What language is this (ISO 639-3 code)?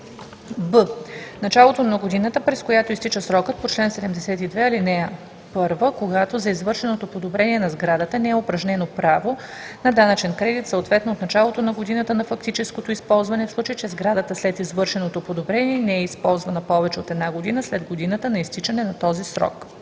bul